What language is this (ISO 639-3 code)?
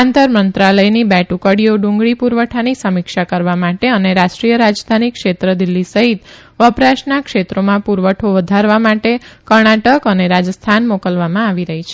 guj